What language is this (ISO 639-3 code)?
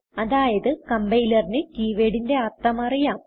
mal